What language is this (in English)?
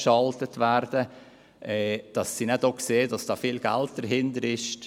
Swiss German